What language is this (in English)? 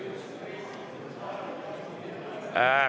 Estonian